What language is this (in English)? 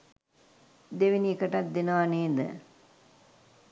Sinhala